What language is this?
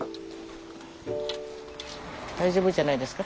Japanese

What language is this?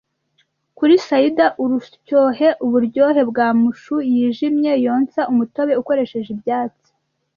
Kinyarwanda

